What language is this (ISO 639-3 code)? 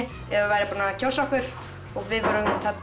isl